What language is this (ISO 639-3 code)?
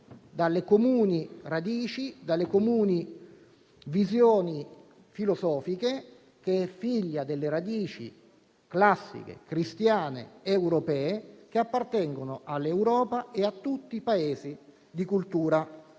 ita